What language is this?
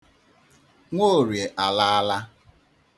Igbo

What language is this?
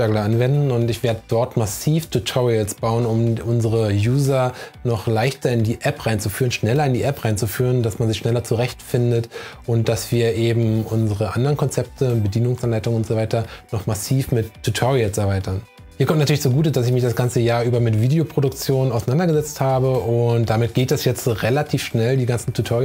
German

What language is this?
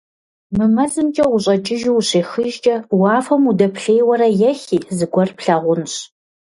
Kabardian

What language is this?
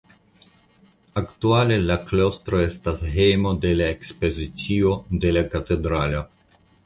Esperanto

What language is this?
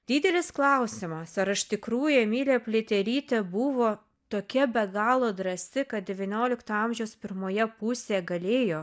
Lithuanian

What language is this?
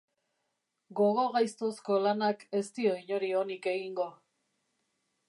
Basque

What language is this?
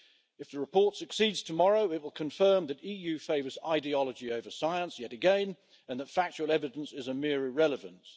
English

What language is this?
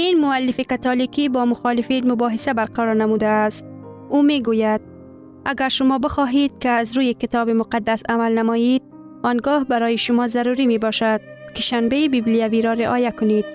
Persian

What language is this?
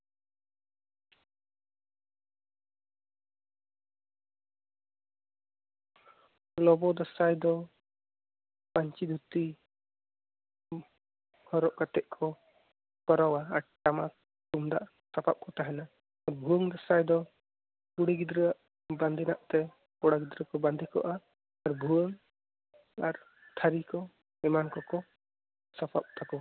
Santali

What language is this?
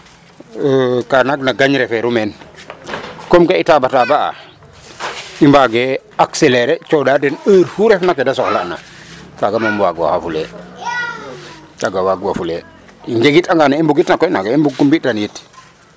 Serer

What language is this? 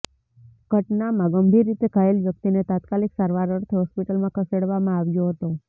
Gujarati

